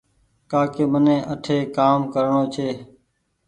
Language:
Goaria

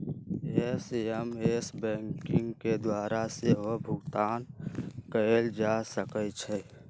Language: Magahi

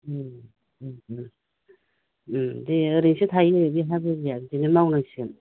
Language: Bodo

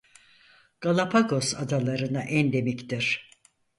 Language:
Turkish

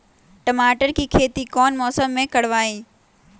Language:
Magahi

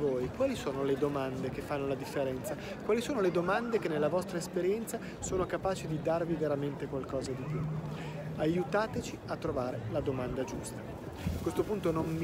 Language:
Italian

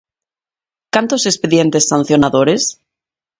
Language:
Galician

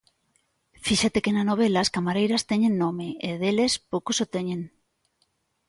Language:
Galician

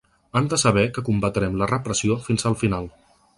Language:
Catalan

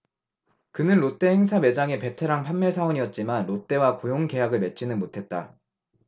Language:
Korean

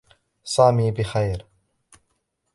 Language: Arabic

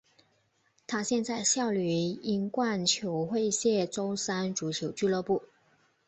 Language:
Chinese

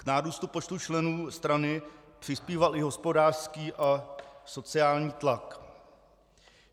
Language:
Czech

